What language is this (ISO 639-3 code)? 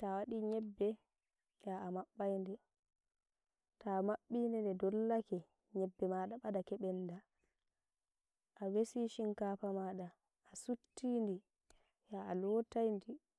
fuv